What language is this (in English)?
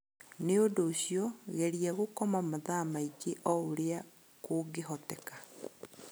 Kikuyu